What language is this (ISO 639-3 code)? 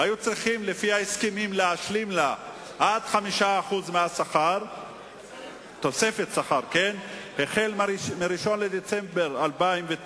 heb